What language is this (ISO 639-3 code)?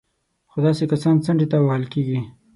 pus